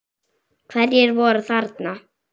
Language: Icelandic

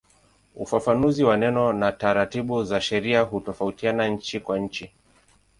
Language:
Swahili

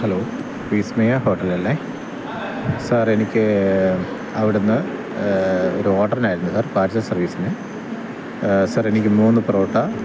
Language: Malayalam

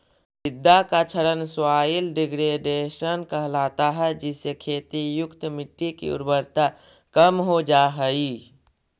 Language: Magahi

